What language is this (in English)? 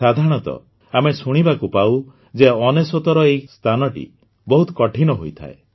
Odia